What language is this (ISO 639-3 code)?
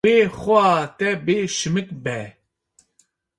kur